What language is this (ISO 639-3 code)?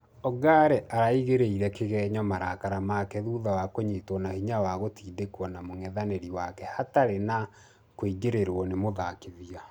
kik